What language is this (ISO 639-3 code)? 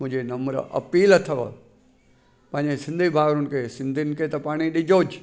snd